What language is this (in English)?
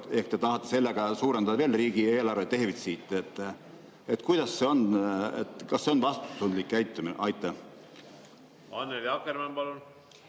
Estonian